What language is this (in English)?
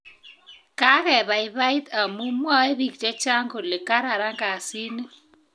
Kalenjin